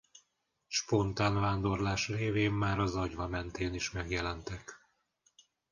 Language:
Hungarian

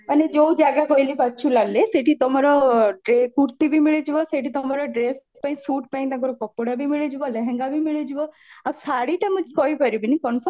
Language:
Odia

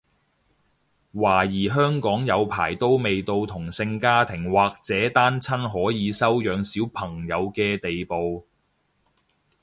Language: Cantonese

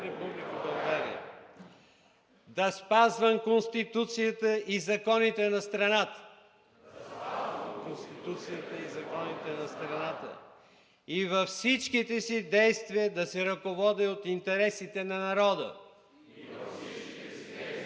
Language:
Bulgarian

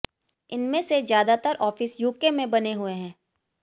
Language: Hindi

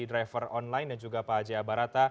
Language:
Indonesian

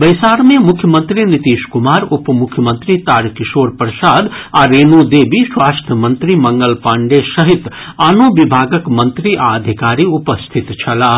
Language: Maithili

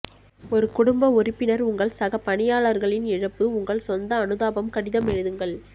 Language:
Tamil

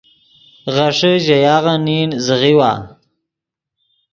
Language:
Yidgha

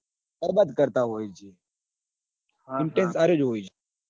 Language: Gujarati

